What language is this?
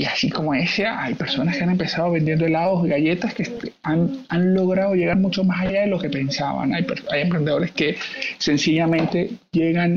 Spanish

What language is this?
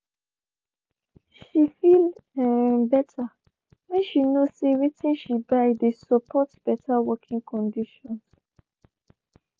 Nigerian Pidgin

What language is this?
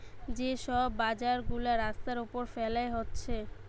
Bangla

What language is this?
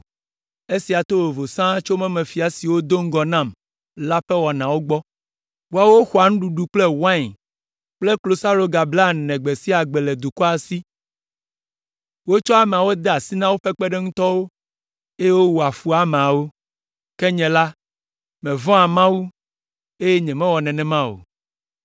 Ewe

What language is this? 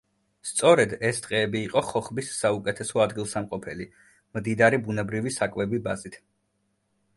Georgian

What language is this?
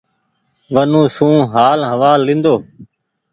Goaria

